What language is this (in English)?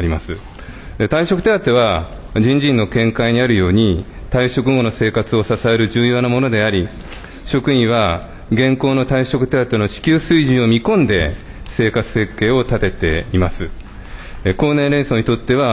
Japanese